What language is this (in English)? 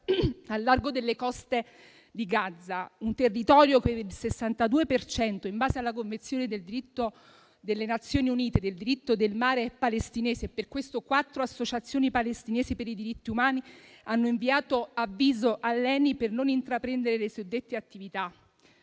Italian